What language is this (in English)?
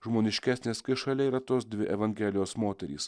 Lithuanian